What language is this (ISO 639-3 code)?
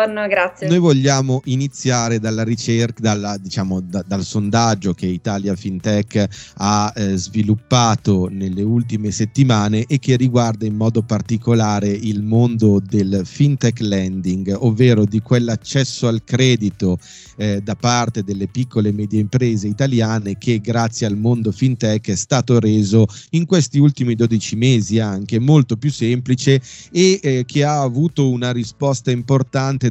ita